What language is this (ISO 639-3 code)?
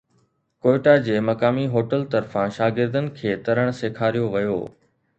snd